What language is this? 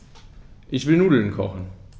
German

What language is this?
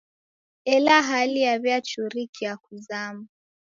Taita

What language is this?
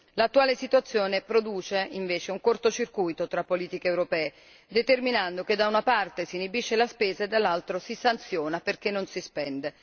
Italian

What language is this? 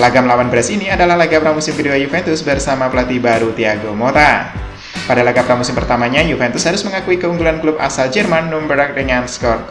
Indonesian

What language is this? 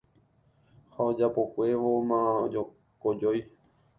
Guarani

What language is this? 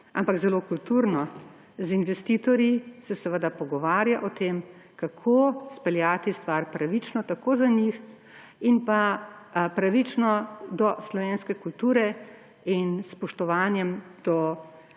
Slovenian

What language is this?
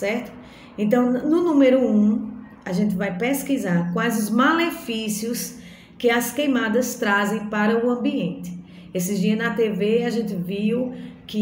Portuguese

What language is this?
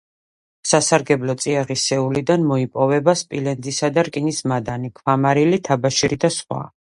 Georgian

